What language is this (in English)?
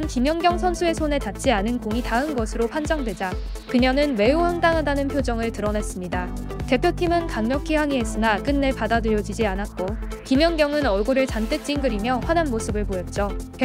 Korean